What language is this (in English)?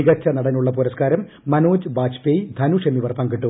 Malayalam